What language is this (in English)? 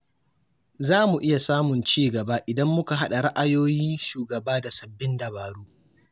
Hausa